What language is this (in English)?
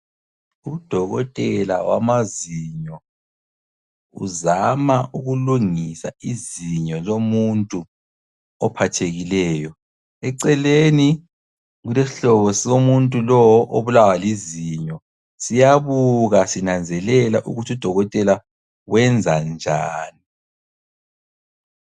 North Ndebele